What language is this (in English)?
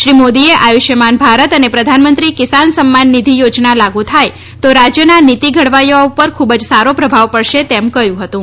Gujarati